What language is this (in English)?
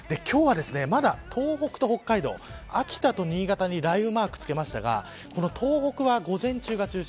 Japanese